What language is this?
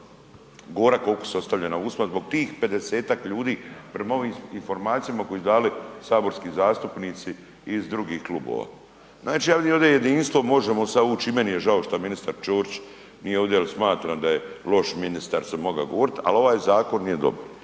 Croatian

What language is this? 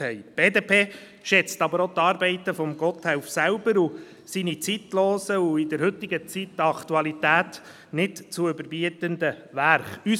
Swiss German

